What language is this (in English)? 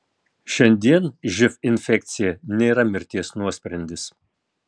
Lithuanian